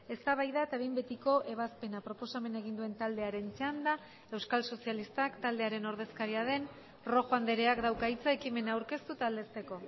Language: Basque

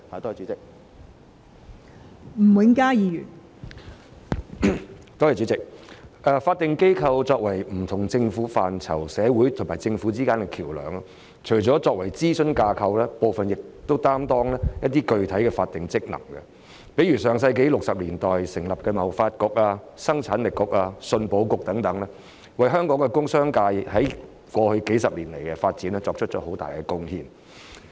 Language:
Cantonese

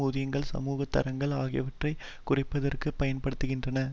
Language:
Tamil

